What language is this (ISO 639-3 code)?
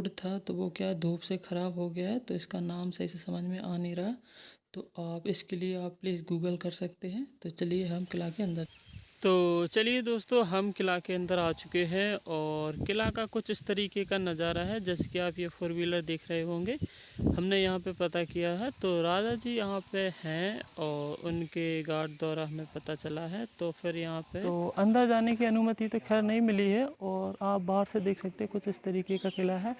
hin